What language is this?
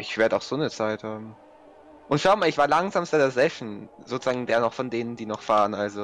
German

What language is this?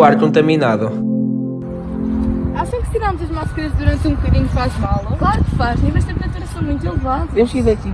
Portuguese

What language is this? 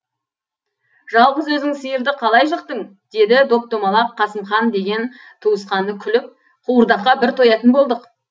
Kazakh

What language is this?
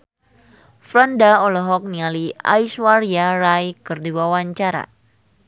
Sundanese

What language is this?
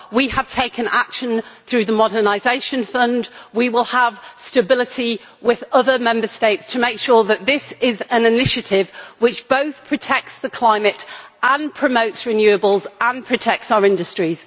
English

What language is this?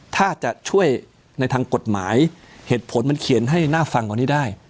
Thai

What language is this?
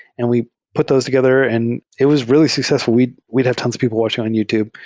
English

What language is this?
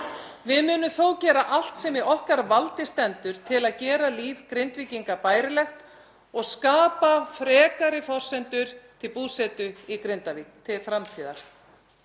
Icelandic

